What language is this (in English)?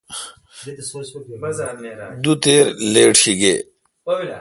Kalkoti